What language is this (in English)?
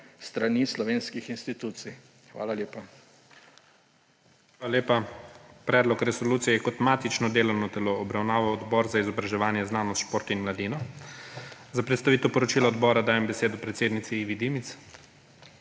Slovenian